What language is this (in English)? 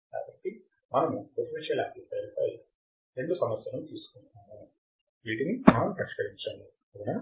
Telugu